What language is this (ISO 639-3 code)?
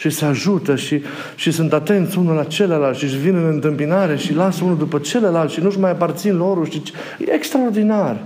ron